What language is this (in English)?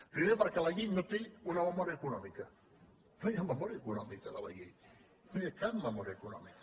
Catalan